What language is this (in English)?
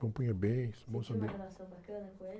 Portuguese